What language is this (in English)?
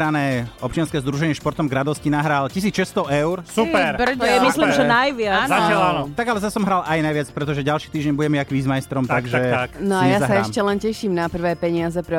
Slovak